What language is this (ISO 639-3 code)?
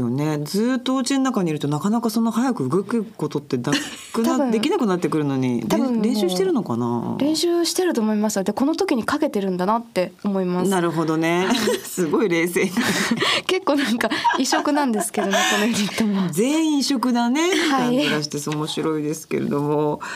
jpn